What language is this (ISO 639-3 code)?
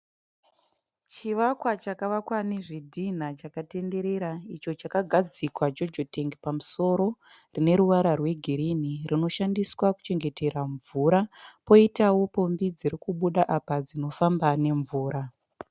sna